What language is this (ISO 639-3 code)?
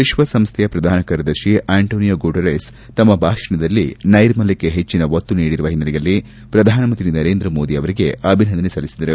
kan